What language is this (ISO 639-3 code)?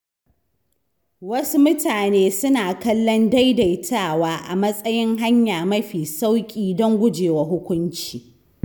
hau